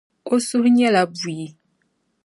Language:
Dagbani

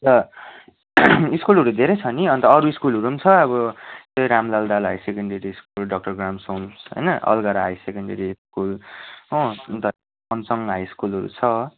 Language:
Nepali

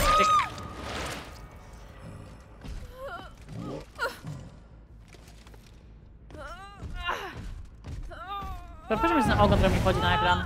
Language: Polish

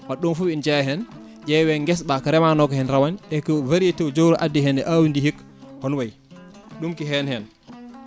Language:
Fula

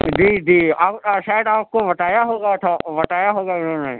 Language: Urdu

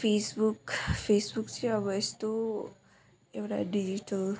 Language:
Nepali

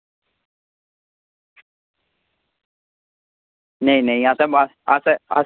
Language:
Dogri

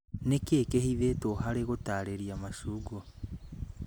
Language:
Kikuyu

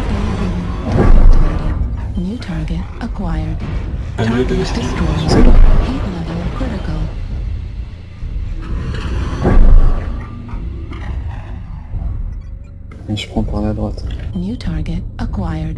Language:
French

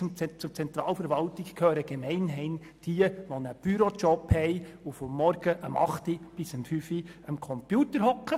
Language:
Swiss German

